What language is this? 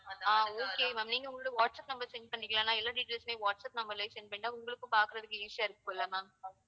Tamil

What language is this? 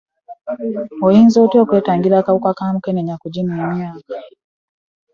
Ganda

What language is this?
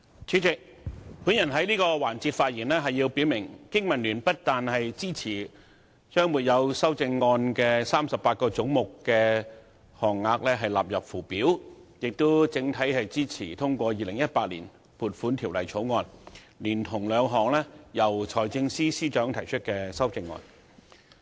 Cantonese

